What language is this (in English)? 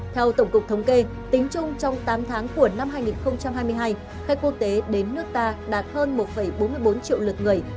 Vietnamese